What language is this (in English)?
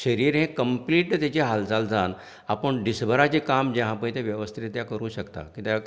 Konkani